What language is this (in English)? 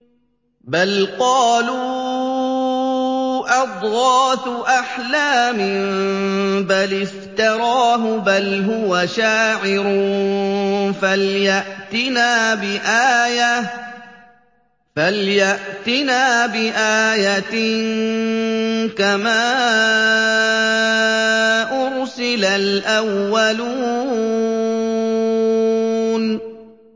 Arabic